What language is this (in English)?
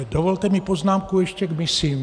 Czech